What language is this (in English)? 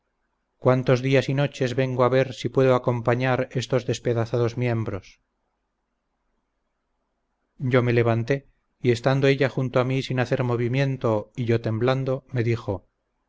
Spanish